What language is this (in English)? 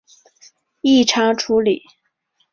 Chinese